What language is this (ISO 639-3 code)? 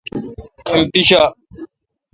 xka